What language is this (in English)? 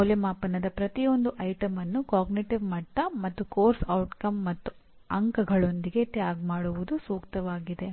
Kannada